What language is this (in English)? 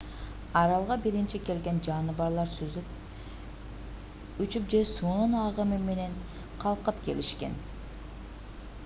Kyrgyz